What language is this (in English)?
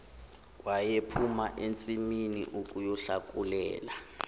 Zulu